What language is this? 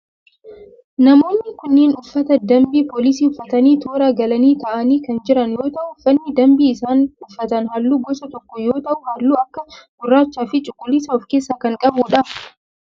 Oromo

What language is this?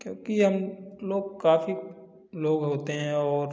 Hindi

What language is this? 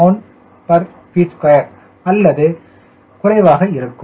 Tamil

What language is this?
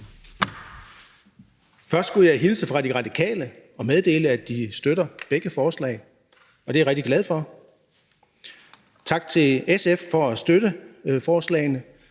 Danish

